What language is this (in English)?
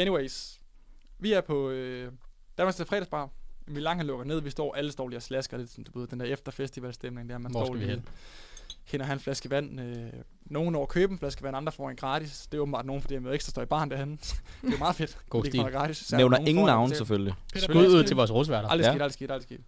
Danish